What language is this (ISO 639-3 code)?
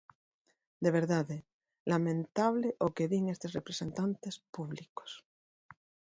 glg